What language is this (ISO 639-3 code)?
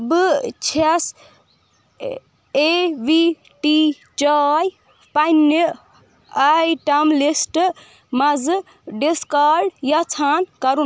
kas